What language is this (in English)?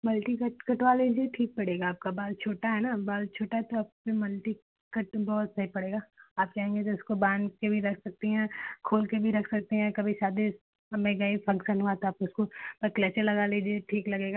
Hindi